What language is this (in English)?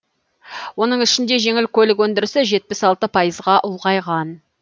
Kazakh